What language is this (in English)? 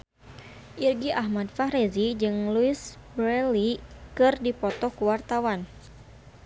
Sundanese